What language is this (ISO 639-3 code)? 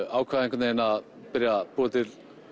isl